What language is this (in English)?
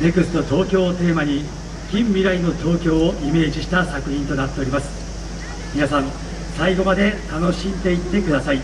Japanese